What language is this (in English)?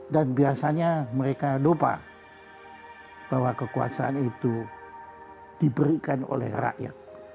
Indonesian